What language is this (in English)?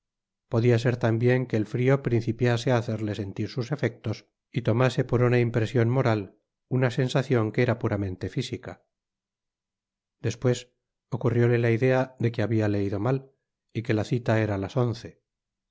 Spanish